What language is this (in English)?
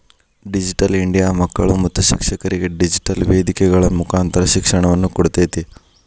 Kannada